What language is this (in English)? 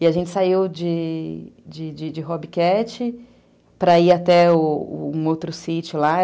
Portuguese